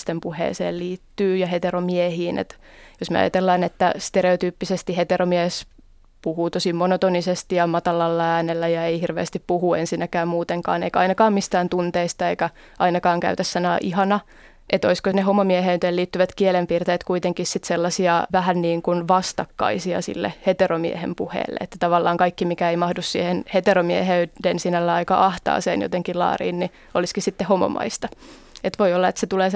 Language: Finnish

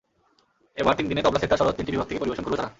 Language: Bangla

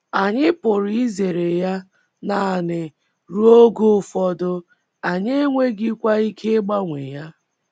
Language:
Igbo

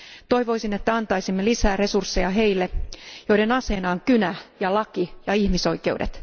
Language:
Finnish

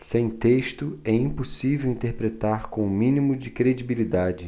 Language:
Portuguese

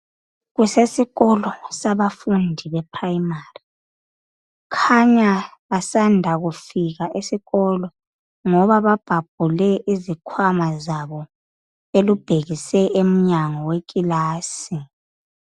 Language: North Ndebele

